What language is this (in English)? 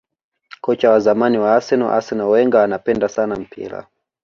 Swahili